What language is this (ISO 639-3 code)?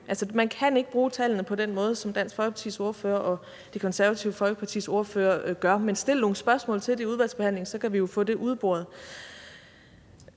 dan